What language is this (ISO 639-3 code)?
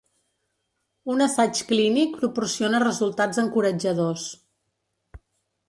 cat